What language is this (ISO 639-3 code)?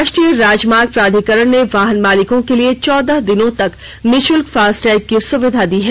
hin